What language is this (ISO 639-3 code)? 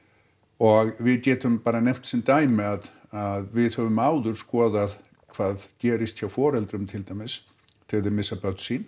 isl